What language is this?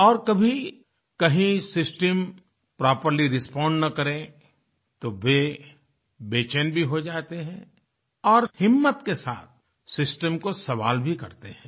Hindi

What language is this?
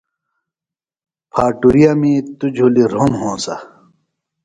Phalura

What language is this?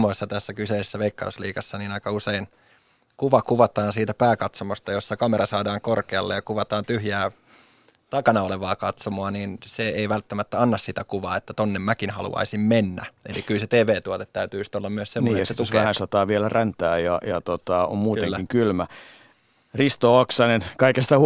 Finnish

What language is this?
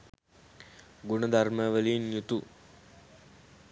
Sinhala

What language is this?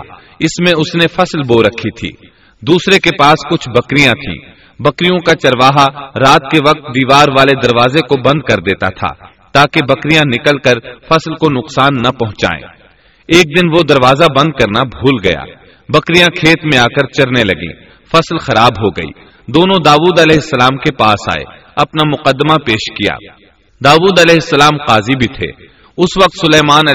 Urdu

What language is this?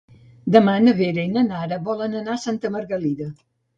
Catalan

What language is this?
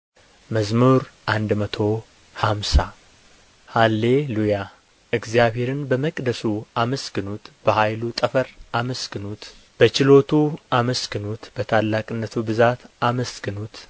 Amharic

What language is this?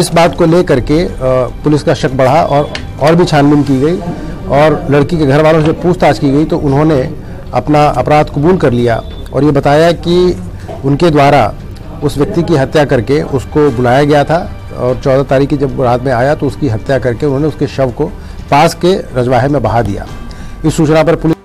Hindi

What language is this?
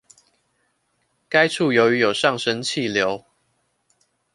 Chinese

